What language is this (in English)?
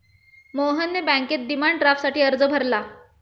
Marathi